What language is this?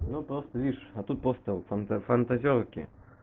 Russian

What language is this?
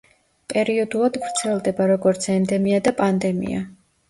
Georgian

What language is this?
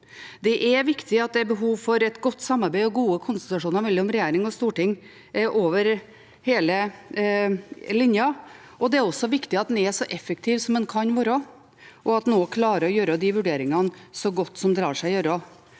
Norwegian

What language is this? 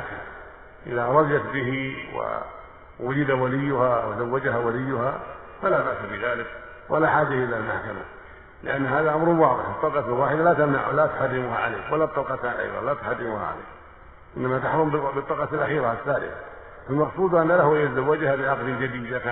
Arabic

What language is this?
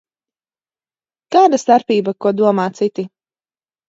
Latvian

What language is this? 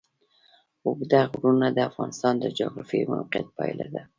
Pashto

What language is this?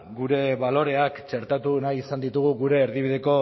Basque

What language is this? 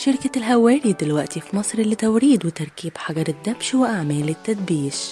Arabic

